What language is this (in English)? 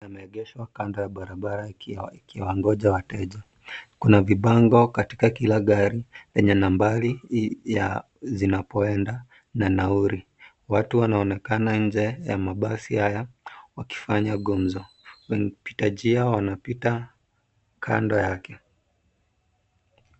Swahili